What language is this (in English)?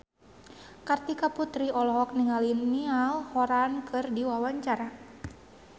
Sundanese